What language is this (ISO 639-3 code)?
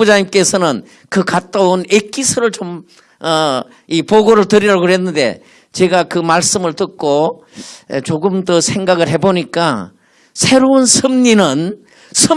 kor